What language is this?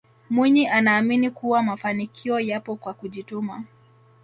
Swahili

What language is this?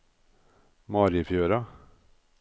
Norwegian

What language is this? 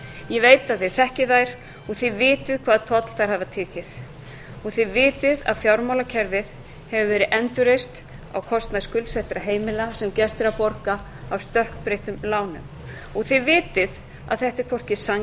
Icelandic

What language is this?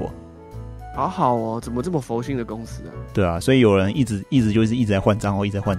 Chinese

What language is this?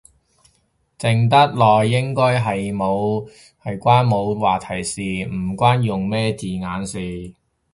Cantonese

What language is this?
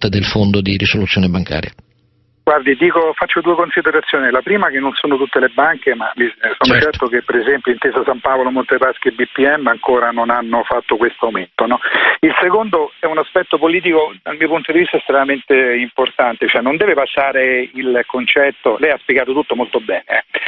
Italian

